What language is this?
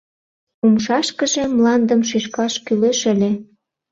Mari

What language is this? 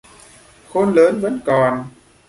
Vietnamese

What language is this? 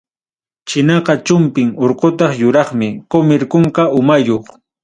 Ayacucho Quechua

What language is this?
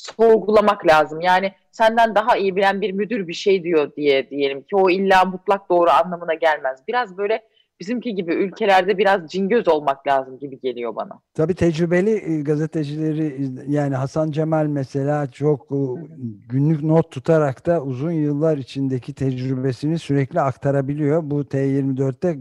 Turkish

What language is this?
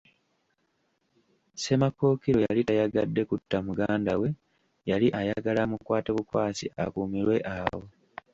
Ganda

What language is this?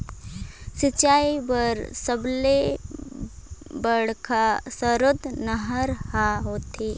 Chhattisgarhi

